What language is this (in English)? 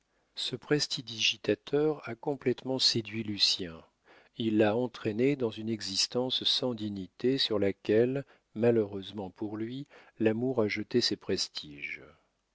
French